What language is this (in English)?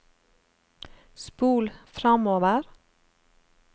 Norwegian